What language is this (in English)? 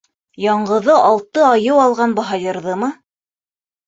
Bashkir